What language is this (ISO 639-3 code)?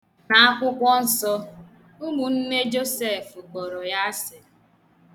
ibo